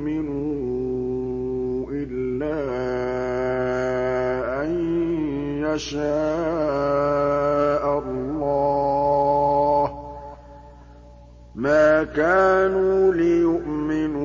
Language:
Arabic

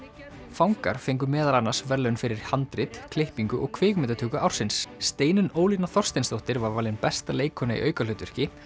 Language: Icelandic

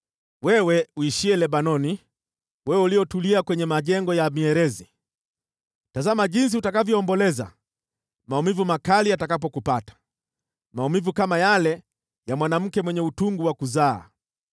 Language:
Swahili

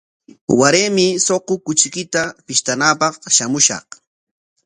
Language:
Corongo Ancash Quechua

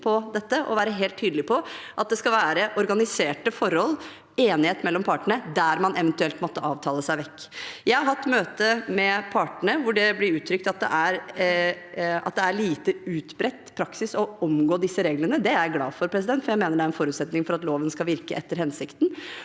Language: Norwegian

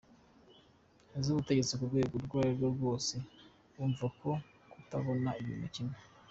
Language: Kinyarwanda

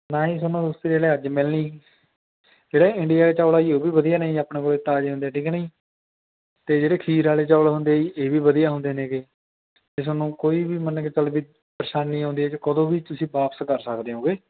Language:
Punjabi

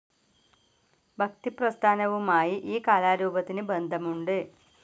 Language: Malayalam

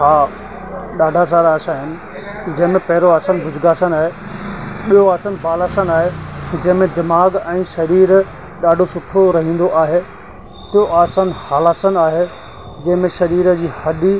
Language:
Sindhi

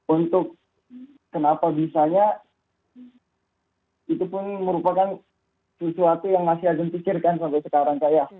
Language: Indonesian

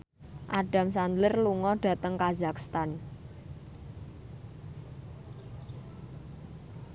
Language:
Javanese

